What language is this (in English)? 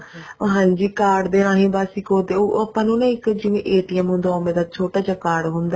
Punjabi